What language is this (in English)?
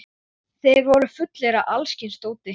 Icelandic